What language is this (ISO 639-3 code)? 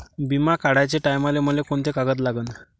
mar